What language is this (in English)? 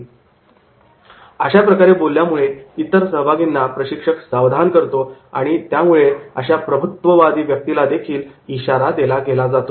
Marathi